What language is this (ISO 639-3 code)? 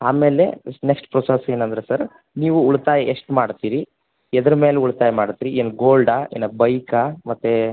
kan